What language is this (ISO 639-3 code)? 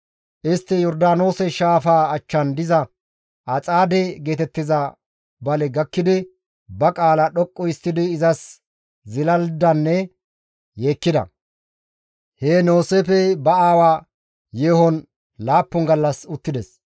gmv